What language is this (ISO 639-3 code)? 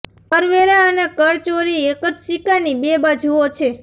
guj